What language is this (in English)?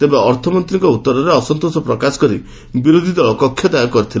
Odia